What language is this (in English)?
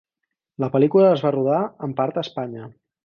Catalan